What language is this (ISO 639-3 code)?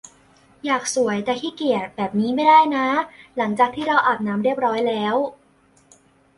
tha